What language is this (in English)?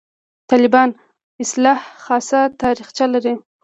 Pashto